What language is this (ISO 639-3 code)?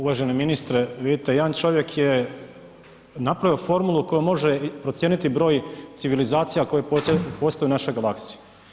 hrv